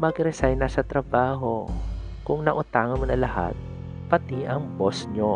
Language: Filipino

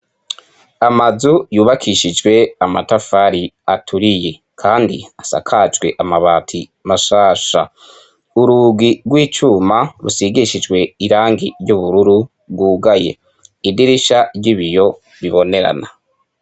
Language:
Rundi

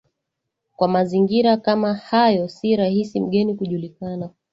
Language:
Swahili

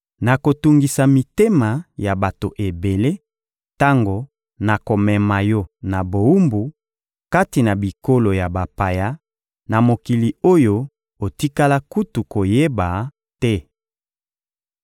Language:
Lingala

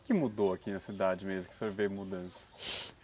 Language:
Portuguese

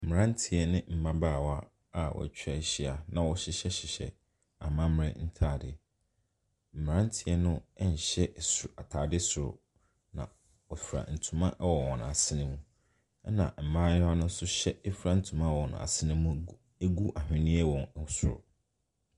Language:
Akan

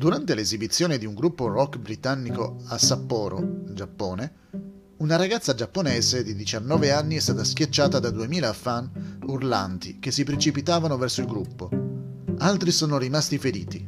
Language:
Italian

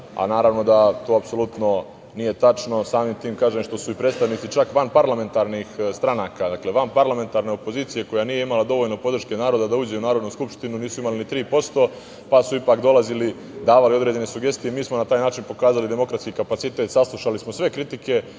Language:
Serbian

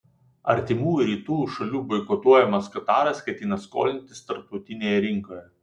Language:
Lithuanian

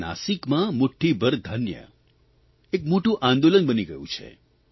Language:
Gujarati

